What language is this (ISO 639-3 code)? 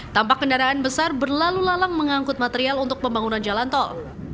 ind